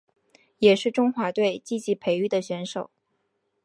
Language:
Chinese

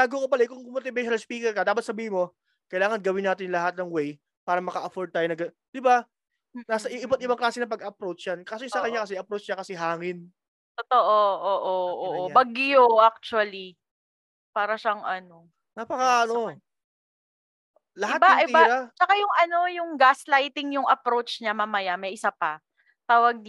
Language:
Filipino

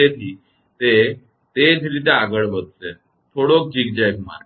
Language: Gujarati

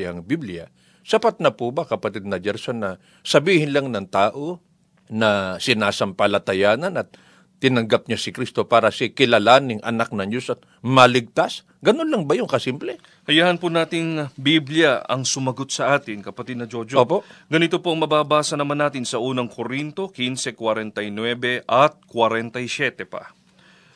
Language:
Filipino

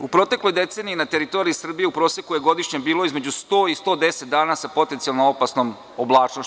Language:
Serbian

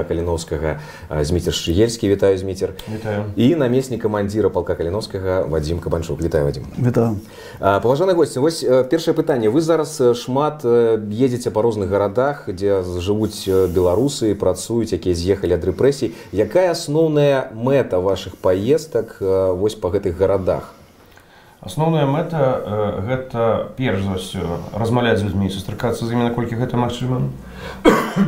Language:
Russian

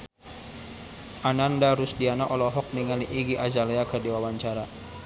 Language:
Sundanese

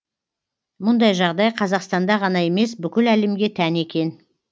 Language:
Kazakh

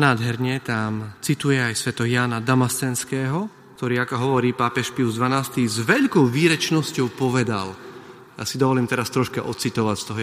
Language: Slovak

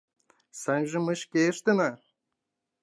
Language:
Mari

